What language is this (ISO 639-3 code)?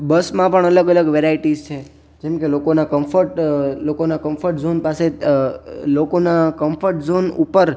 guj